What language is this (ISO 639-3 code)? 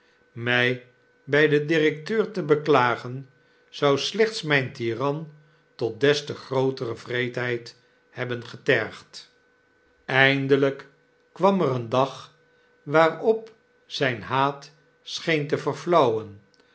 nld